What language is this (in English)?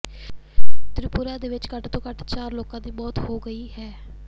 Punjabi